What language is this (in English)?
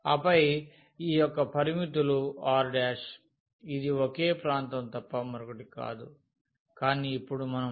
Telugu